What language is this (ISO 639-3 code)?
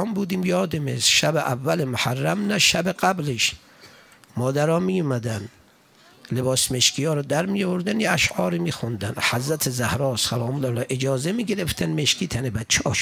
fas